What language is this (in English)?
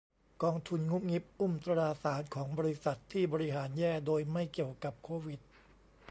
Thai